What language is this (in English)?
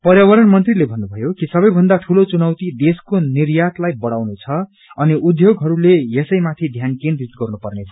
Nepali